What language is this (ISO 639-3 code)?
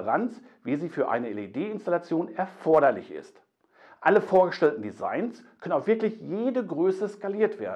deu